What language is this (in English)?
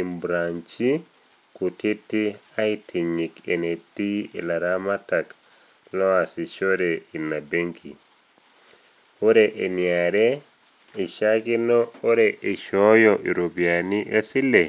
Masai